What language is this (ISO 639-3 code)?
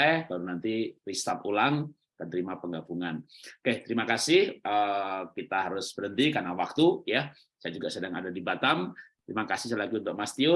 ind